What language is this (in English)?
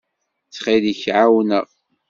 Kabyle